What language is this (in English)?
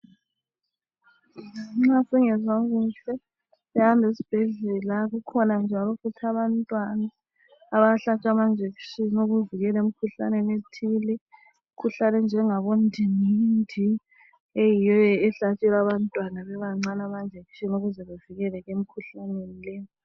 North Ndebele